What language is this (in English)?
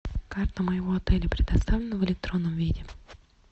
Russian